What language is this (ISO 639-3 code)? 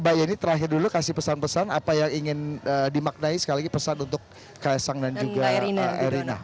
ind